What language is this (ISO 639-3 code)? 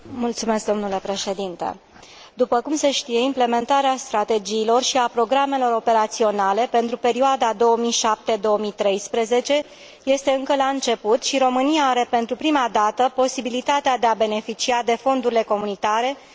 ron